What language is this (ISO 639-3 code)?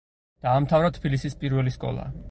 kat